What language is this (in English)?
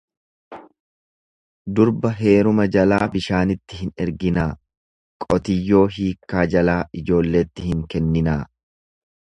Oromo